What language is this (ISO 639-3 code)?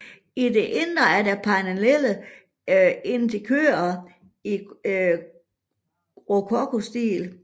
dan